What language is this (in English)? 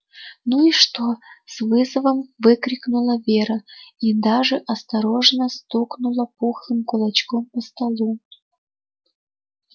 Russian